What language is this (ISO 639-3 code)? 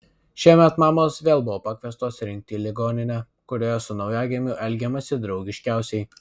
lit